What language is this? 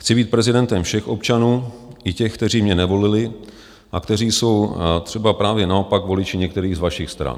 Czech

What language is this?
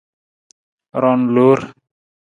Nawdm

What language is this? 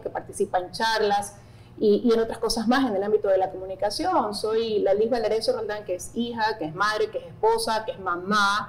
Spanish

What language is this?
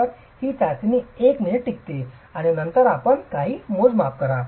Marathi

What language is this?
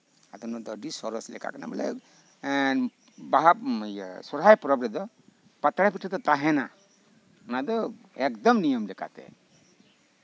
Santali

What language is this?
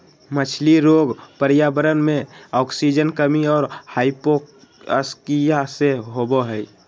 Magahi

